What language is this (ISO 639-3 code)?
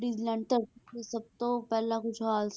pan